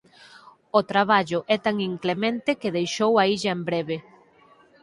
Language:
Galician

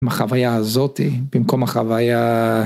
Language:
Hebrew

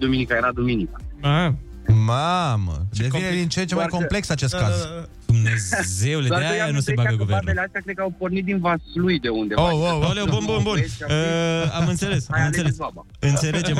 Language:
Romanian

